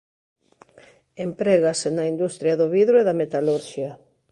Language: Galician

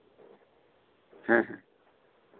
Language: Santali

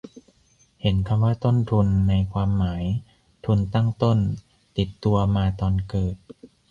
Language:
Thai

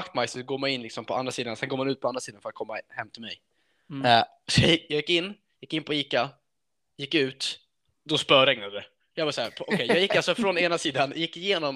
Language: Swedish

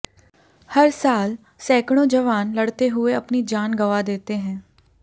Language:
Hindi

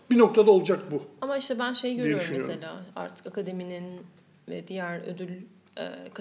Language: Turkish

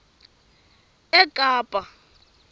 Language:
Tsonga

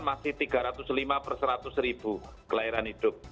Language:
Indonesian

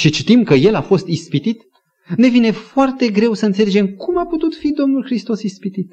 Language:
Romanian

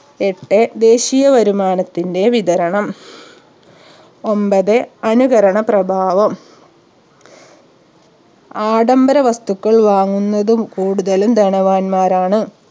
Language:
Malayalam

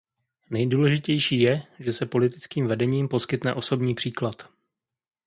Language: Czech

